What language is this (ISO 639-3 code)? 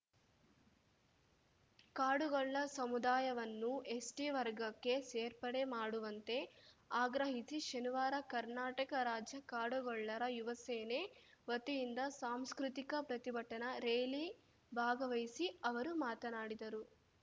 kan